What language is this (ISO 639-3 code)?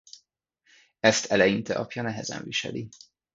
hun